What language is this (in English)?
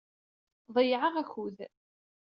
Kabyle